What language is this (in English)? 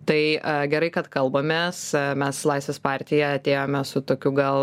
Lithuanian